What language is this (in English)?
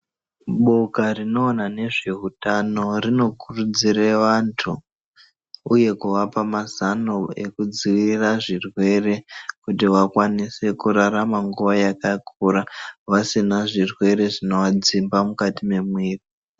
Ndau